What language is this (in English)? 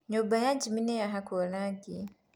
Kikuyu